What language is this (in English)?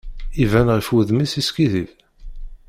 Kabyle